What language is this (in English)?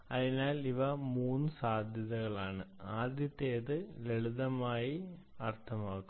Malayalam